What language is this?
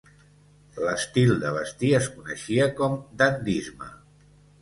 Catalan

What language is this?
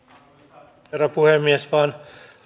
Finnish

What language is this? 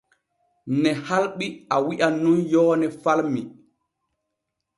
Borgu Fulfulde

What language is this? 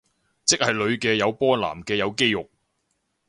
Cantonese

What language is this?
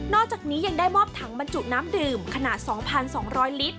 Thai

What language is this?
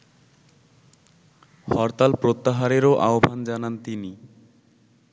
Bangla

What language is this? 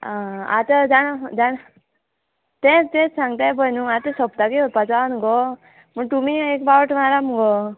Konkani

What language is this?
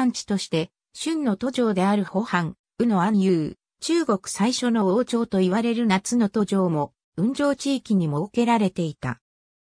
Japanese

